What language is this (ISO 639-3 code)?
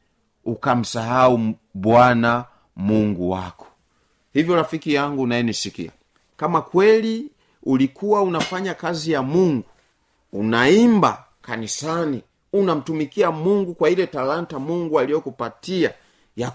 swa